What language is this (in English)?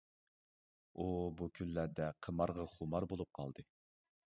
Uyghur